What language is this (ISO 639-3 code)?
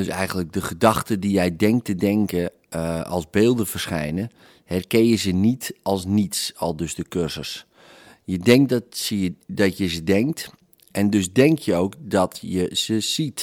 nld